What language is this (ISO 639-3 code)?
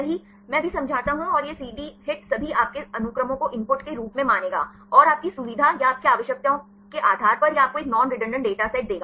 hin